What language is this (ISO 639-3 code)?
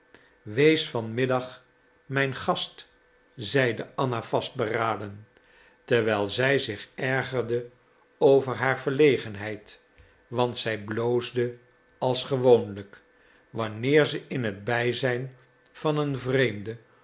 nld